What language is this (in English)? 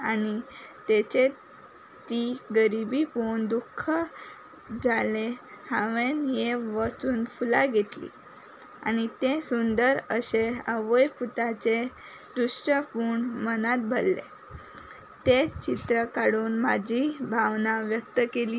Konkani